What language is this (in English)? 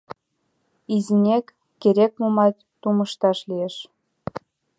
Mari